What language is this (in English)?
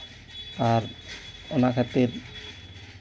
Santali